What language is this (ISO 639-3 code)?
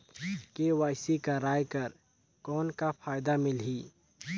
hne